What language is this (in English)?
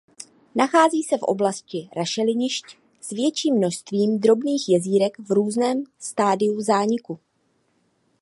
Czech